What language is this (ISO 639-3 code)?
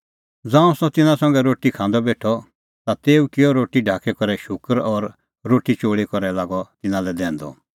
kfx